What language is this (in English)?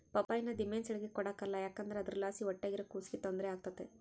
Kannada